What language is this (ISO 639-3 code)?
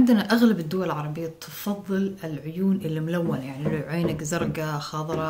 ara